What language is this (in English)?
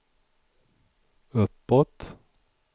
Swedish